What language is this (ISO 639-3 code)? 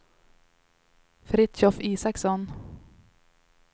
swe